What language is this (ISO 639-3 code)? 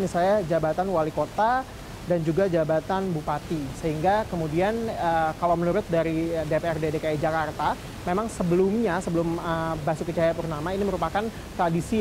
ind